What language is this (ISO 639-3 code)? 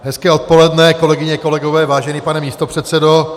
ces